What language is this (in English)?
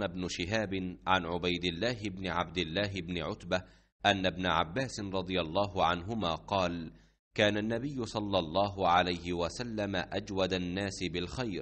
Arabic